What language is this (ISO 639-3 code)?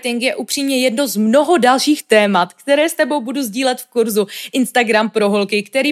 ces